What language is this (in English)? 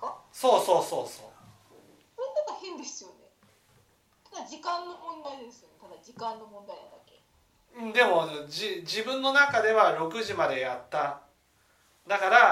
Japanese